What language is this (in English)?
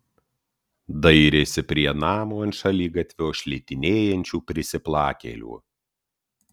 Lithuanian